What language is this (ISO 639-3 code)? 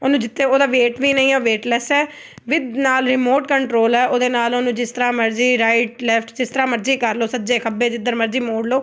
pan